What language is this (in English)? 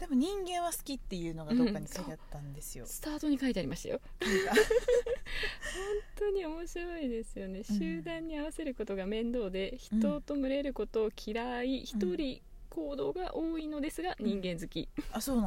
Japanese